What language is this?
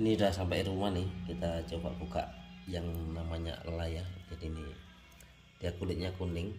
Indonesian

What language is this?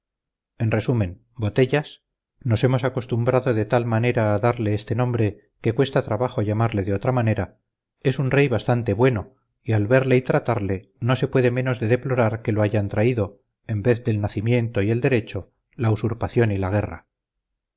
Spanish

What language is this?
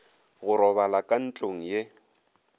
Northern Sotho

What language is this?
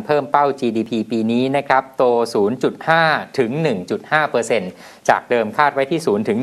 Thai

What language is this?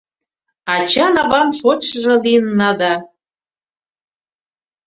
Mari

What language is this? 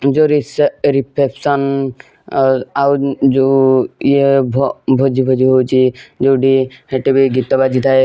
Odia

